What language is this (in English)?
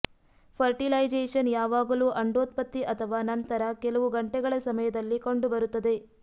Kannada